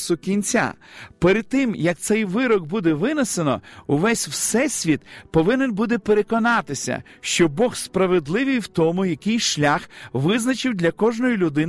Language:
Ukrainian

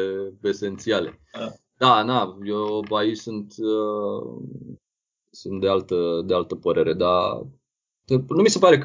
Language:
Romanian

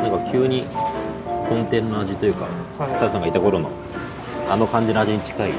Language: Japanese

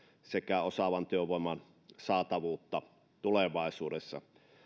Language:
Finnish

